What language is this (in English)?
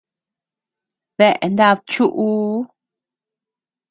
Tepeuxila Cuicatec